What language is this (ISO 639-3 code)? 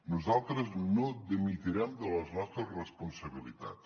cat